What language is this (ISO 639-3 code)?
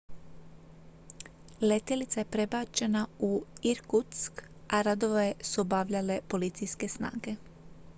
hrv